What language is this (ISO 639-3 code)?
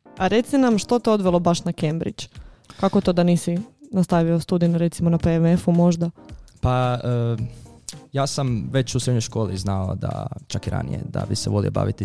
hrv